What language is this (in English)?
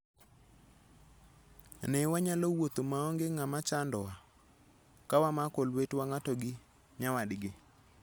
Luo (Kenya and Tanzania)